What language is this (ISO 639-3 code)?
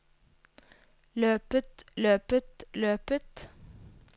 nor